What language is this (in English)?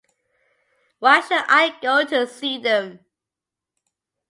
English